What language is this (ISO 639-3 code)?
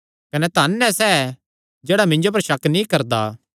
xnr